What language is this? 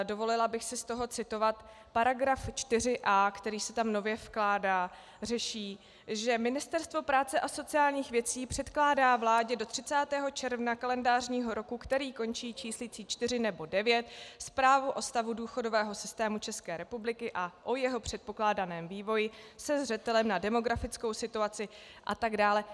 Czech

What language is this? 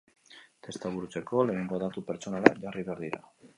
Basque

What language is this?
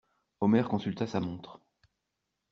French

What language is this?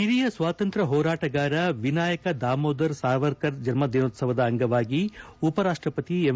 Kannada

